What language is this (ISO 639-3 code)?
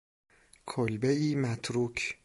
fas